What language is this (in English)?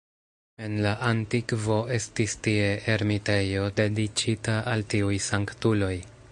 Esperanto